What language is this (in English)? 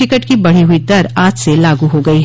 Hindi